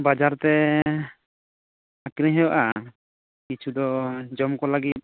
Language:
Santali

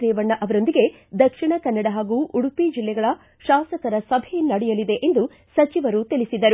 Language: Kannada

